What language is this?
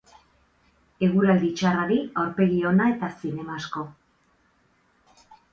Basque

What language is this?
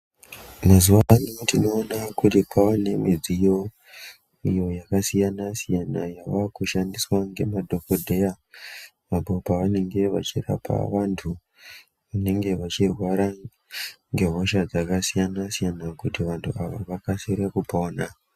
Ndau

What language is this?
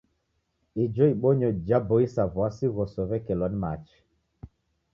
Taita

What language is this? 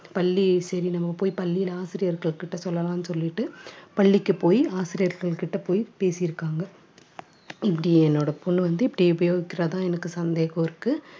Tamil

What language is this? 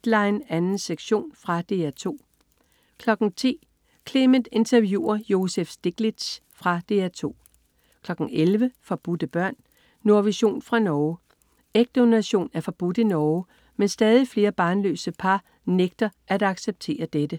Danish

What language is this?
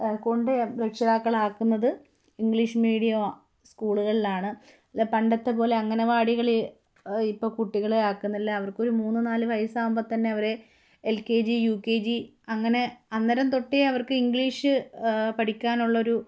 Malayalam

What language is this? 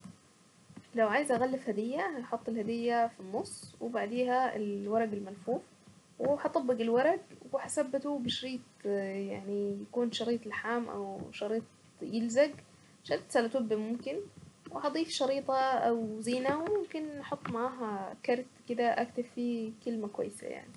Saidi Arabic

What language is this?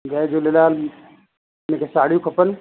Sindhi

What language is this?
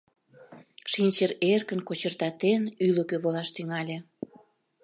Mari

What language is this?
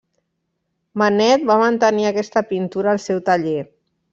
Catalan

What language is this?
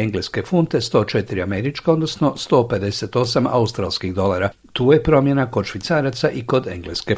Croatian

